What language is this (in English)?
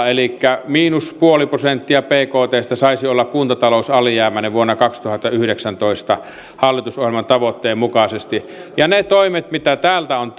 Finnish